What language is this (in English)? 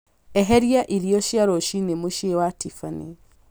Kikuyu